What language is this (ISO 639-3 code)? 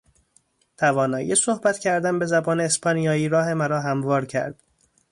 fas